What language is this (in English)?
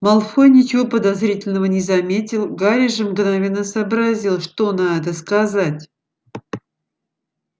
Russian